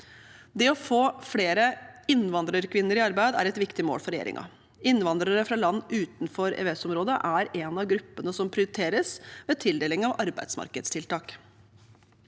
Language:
Norwegian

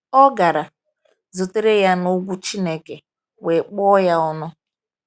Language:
Igbo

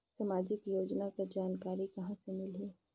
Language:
Chhattisgarhi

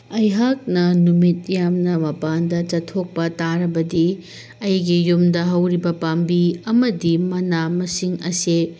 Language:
Manipuri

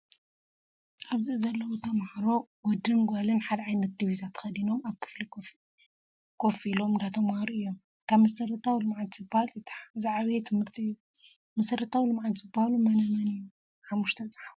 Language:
Tigrinya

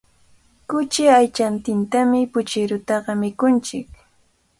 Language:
Cajatambo North Lima Quechua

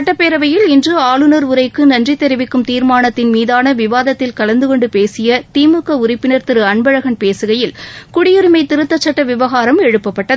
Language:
Tamil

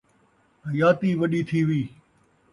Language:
Saraiki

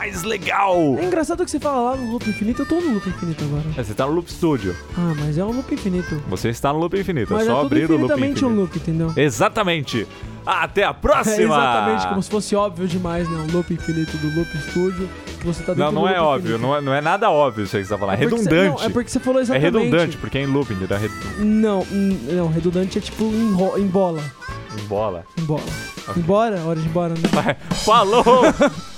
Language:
Portuguese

